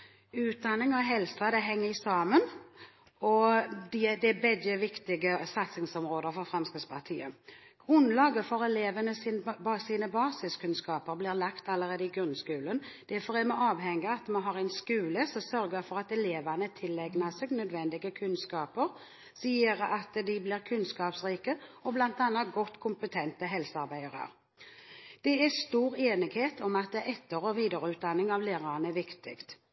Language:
Norwegian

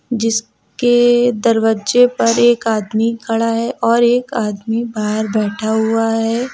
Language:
Hindi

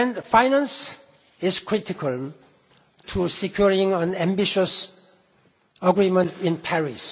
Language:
English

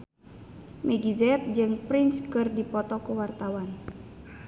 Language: Sundanese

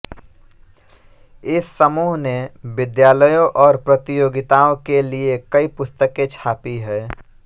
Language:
Hindi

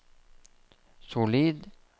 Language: Norwegian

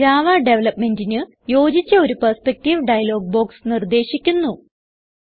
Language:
Malayalam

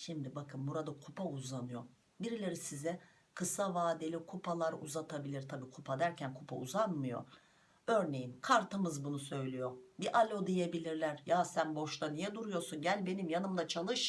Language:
Turkish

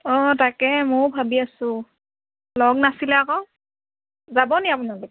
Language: Assamese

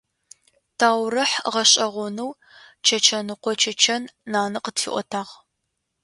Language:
Adyghe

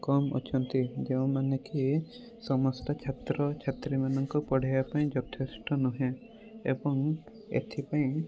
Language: Odia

